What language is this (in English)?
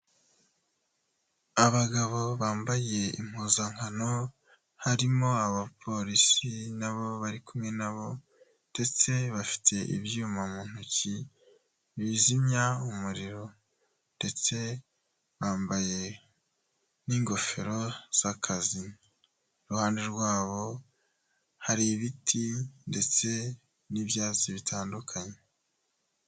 Kinyarwanda